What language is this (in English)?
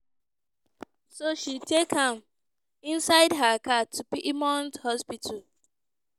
Nigerian Pidgin